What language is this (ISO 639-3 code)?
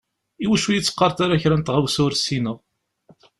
kab